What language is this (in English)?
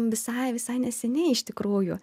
Lithuanian